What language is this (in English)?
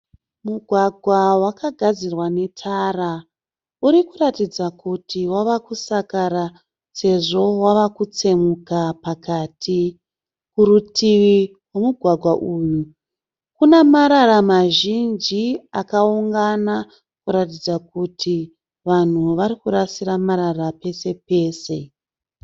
Shona